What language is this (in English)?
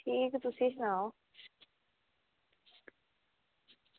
Dogri